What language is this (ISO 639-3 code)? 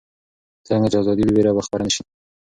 pus